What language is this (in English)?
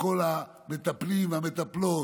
Hebrew